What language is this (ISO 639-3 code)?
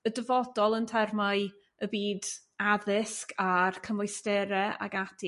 cym